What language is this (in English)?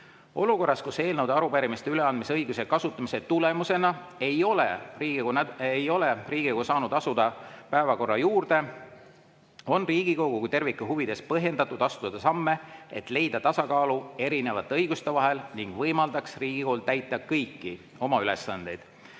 Estonian